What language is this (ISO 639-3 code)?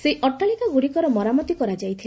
ori